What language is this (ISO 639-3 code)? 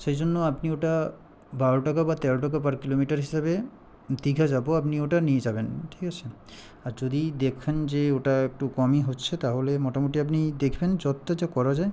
ben